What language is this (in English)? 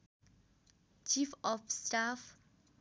Nepali